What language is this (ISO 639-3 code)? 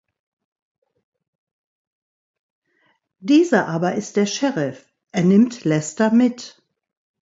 deu